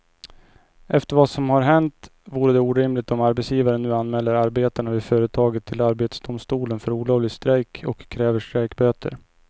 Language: Swedish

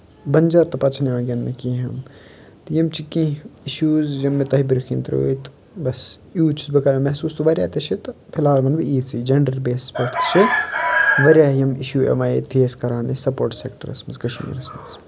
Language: Kashmiri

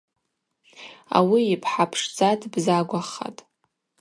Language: Abaza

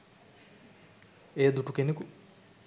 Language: Sinhala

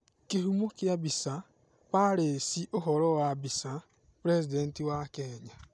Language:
Kikuyu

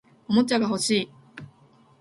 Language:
Japanese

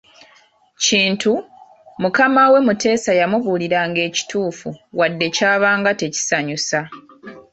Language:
Ganda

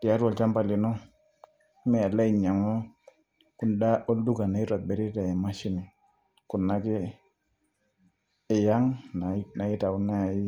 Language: Masai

